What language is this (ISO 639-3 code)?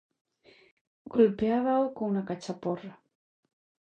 glg